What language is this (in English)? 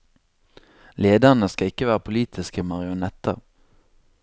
Norwegian